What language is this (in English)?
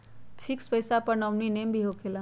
Magahi